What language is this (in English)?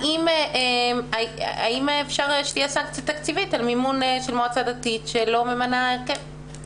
Hebrew